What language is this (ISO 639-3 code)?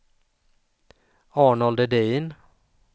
swe